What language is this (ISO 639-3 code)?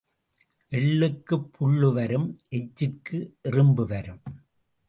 tam